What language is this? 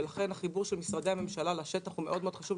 Hebrew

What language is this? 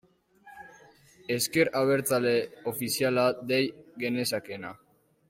Basque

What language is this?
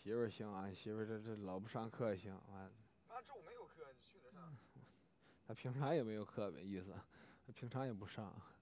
Chinese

